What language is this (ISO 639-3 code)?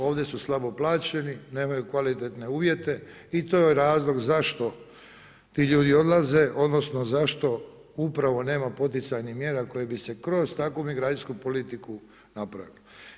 hrv